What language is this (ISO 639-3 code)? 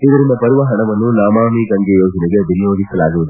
kan